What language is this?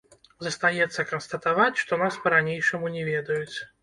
Belarusian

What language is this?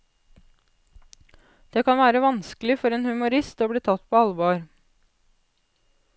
Norwegian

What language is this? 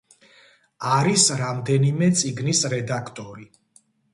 Georgian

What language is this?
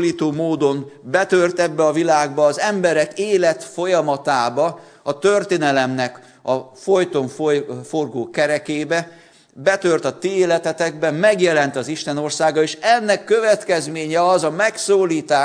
Hungarian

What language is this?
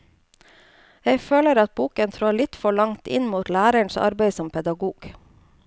Norwegian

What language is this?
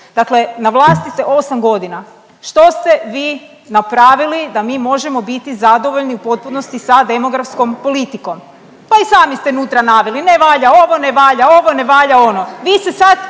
Croatian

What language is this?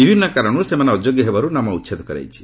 Odia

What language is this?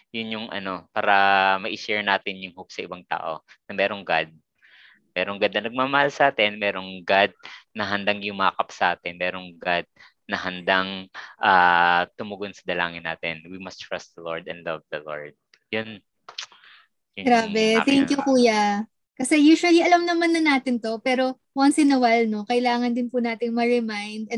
Filipino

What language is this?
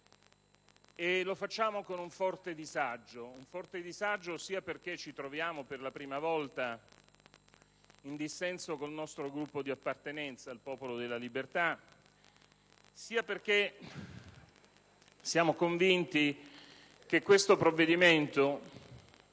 Italian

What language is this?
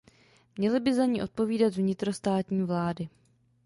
Czech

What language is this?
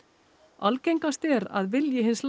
Icelandic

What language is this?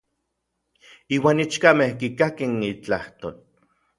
Orizaba Nahuatl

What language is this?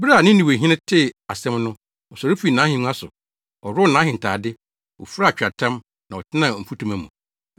Akan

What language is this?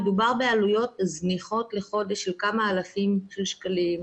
Hebrew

